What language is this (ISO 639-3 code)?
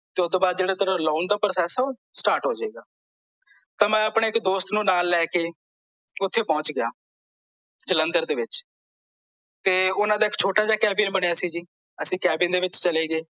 pan